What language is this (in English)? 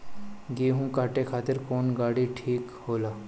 Bhojpuri